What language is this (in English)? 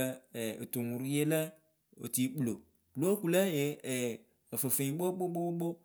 Akebu